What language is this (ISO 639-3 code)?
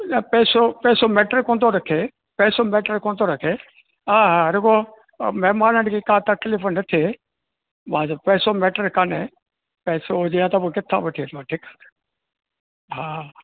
snd